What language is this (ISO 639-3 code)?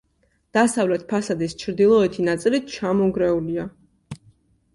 kat